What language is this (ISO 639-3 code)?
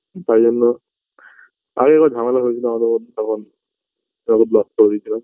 ben